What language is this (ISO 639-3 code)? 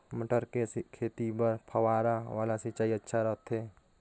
hne